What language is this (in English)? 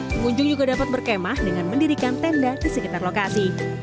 Indonesian